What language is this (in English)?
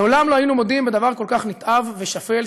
Hebrew